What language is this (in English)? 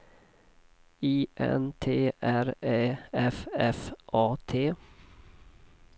Swedish